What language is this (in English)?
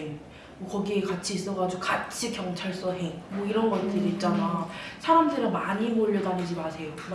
Korean